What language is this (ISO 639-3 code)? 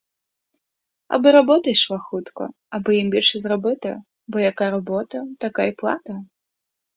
ukr